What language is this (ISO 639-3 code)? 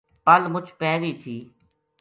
gju